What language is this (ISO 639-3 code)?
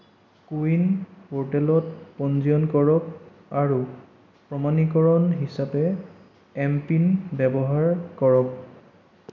asm